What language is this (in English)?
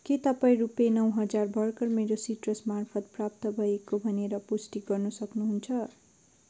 Nepali